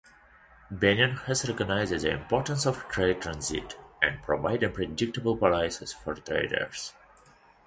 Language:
English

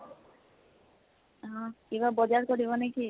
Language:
Assamese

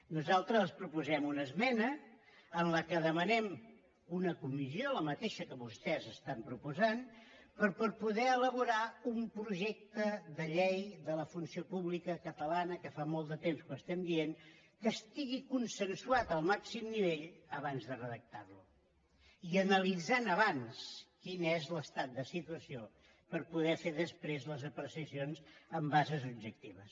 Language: Catalan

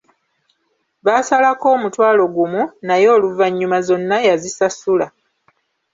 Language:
Ganda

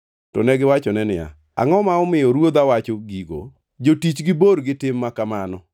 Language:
Luo (Kenya and Tanzania)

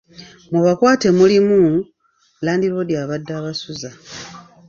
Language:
Ganda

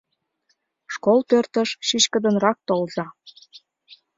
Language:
Mari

